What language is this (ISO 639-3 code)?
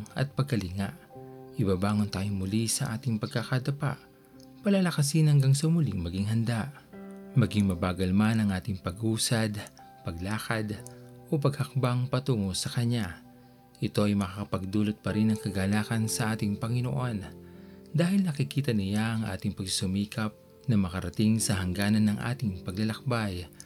fil